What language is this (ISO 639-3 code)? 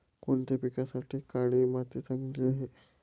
mar